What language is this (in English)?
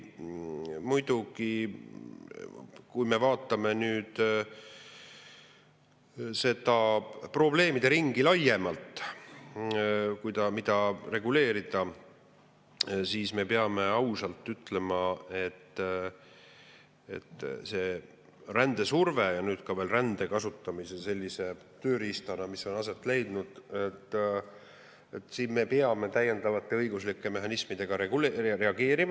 Estonian